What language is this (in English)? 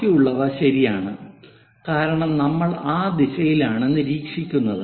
Malayalam